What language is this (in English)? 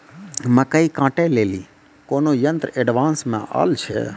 Maithili